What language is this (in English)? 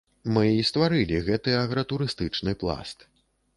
Belarusian